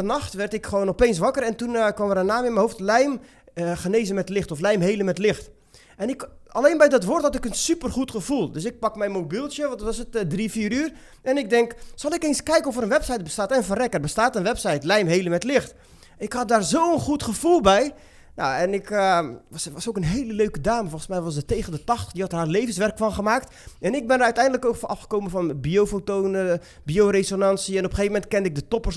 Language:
Dutch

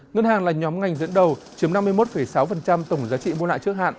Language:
Vietnamese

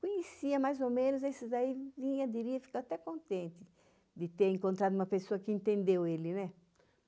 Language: Portuguese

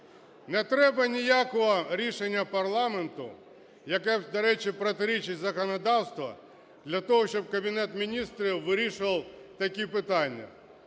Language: Ukrainian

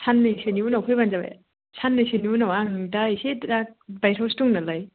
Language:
Bodo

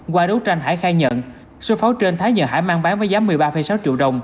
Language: Vietnamese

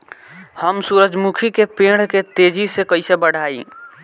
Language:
Bhojpuri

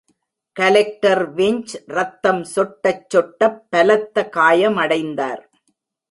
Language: Tamil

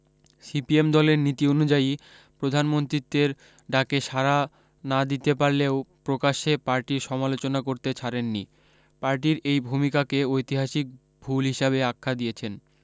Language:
Bangla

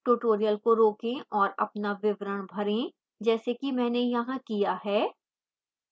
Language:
Hindi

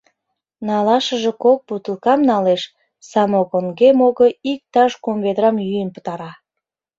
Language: Mari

